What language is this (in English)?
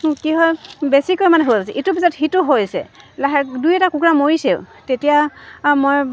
Assamese